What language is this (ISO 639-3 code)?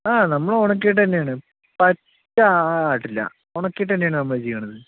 mal